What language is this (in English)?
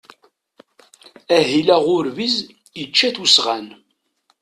Kabyle